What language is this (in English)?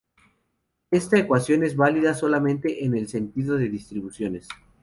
Spanish